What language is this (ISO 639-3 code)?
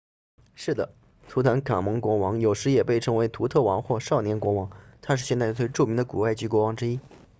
zho